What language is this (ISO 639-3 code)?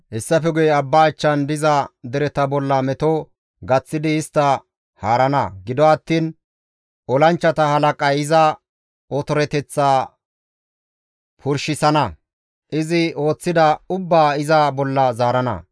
gmv